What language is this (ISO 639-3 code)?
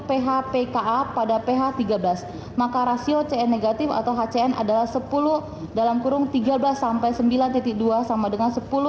ind